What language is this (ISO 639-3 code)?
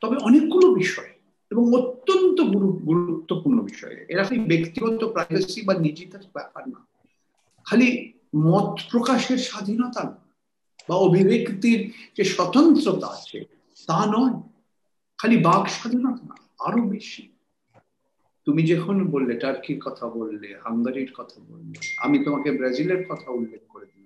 ben